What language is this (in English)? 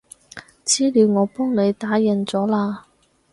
Cantonese